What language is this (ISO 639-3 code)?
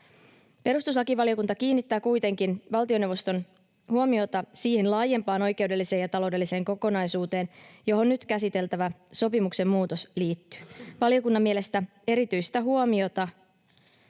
fin